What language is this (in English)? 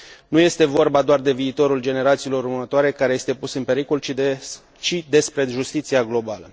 Romanian